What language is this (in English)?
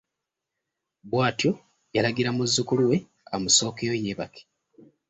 Ganda